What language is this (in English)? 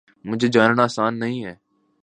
Urdu